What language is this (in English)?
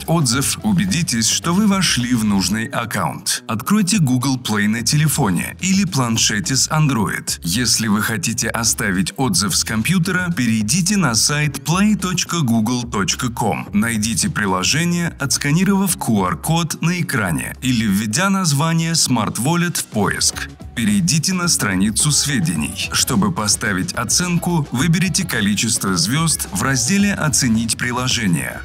Russian